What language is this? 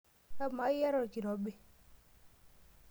Masai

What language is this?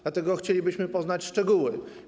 Polish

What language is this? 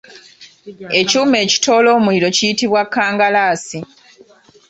Ganda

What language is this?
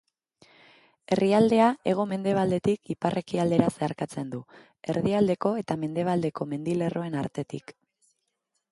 Basque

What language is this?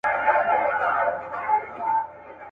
Pashto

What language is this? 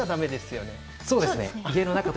Japanese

